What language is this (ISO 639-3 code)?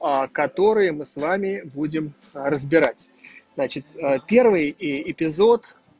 rus